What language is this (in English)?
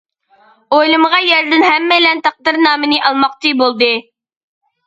Uyghur